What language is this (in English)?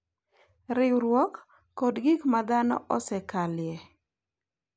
Luo (Kenya and Tanzania)